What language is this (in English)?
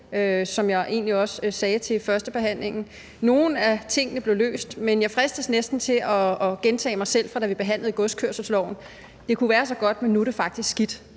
Danish